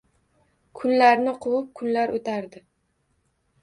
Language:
Uzbek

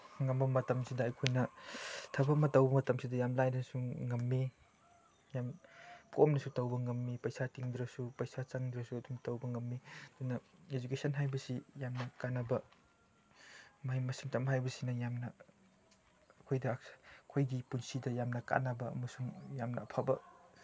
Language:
Manipuri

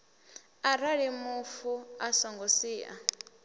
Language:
Venda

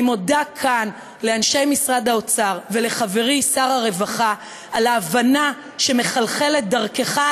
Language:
Hebrew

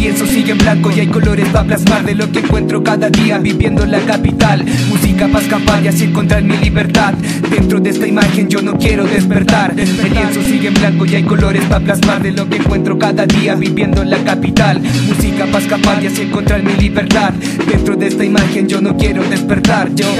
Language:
Spanish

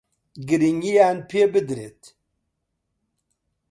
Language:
Central Kurdish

